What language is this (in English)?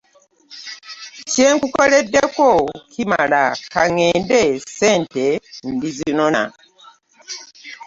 Ganda